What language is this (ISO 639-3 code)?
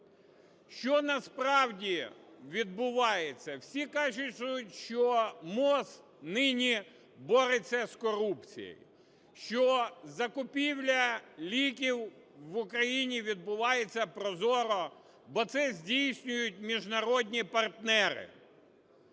ukr